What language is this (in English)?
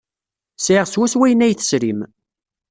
Kabyle